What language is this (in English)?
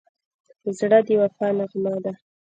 Pashto